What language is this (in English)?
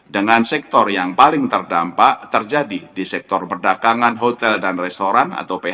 Indonesian